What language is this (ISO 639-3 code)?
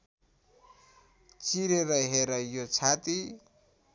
nep